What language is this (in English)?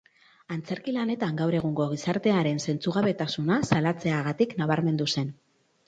Basque